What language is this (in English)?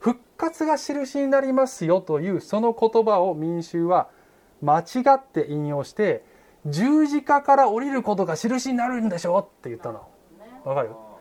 Japanese